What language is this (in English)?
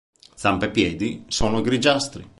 Italian